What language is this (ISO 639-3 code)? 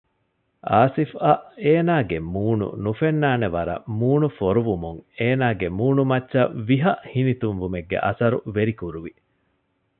div